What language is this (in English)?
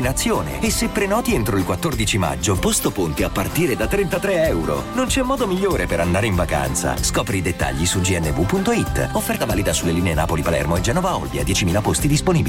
Italian